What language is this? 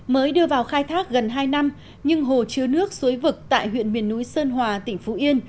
Vietnamese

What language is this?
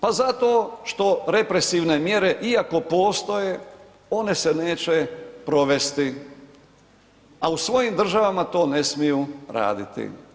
Croatian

